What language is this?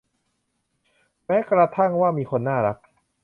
Thai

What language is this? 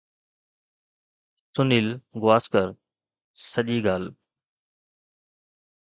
Sindhi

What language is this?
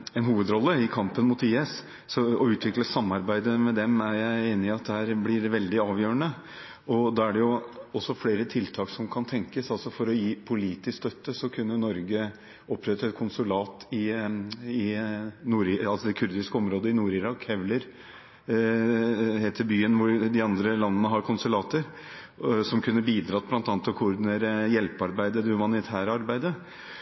Norwegian Bokmål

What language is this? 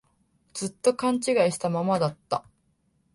Japanese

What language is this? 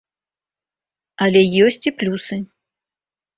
Belarusian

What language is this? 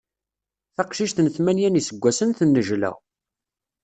Kabyle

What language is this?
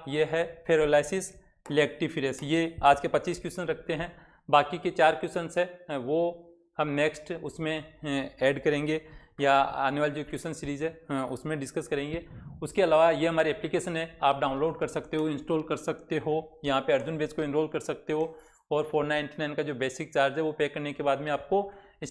Hindi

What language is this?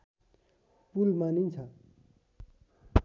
Nepali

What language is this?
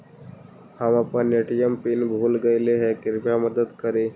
Magahi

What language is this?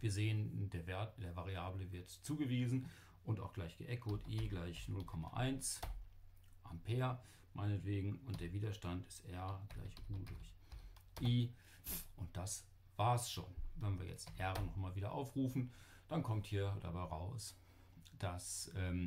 German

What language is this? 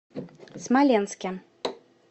Russian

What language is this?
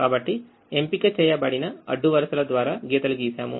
Telugu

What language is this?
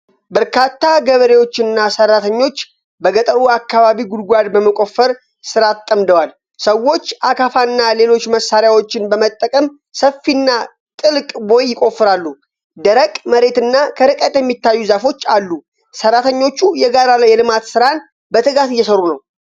Amharic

